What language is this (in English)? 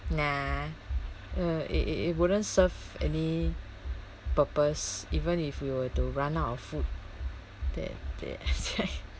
English